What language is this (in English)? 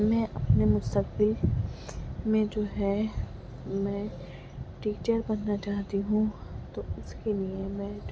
Urdu